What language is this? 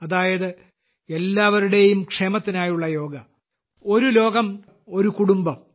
Malayalam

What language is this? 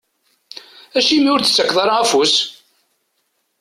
Kabyle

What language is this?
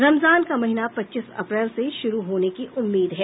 Hindi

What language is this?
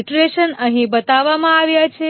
Gujarati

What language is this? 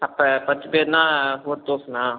Tamil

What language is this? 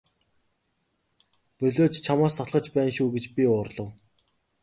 Mongolian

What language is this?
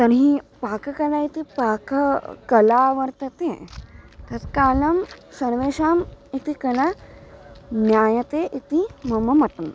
Sanskrit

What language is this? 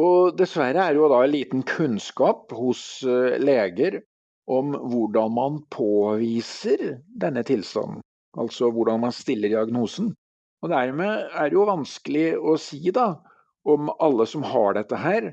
Norwegian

